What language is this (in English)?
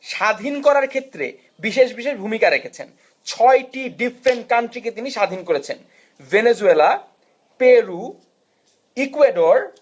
Bangla